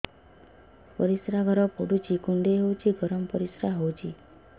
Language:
Odia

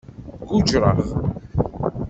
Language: Kabyle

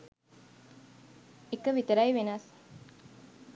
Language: Sinhala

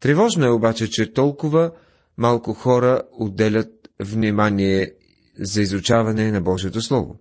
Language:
Bulgarian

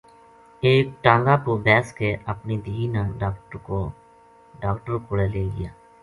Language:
Gujari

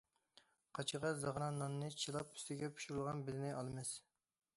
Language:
Uyghur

